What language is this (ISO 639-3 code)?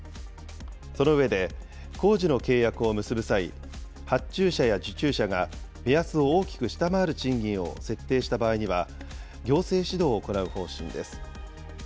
jpn